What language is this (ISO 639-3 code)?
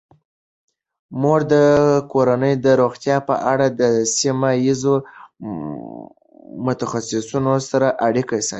pus